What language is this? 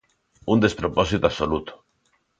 Galician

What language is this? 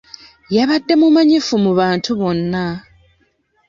Ganda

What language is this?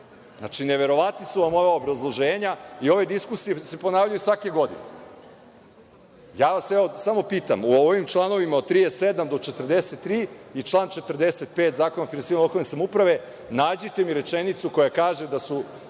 Serbian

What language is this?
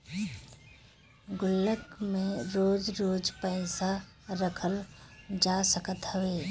Bhojpuri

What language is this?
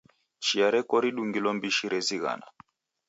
Taita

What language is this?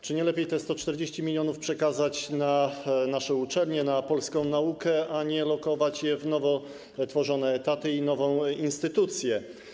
Polish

